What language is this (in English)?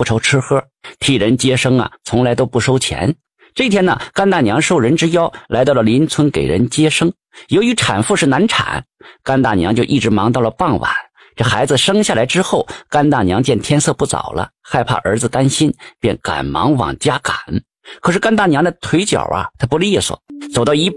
Chinese